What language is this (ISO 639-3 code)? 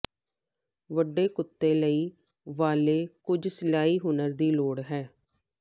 pan